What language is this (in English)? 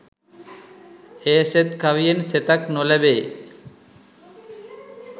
Sinhala